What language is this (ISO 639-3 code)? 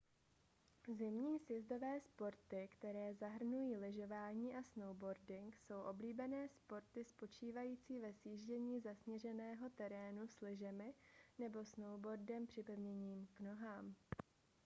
ces